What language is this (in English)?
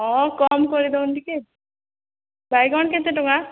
Odia